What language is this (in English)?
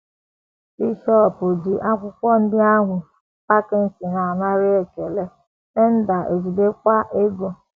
Igbo